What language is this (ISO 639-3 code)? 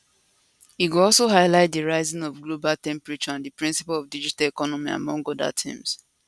pcm